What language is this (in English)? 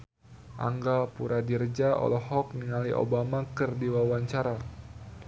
Sundanese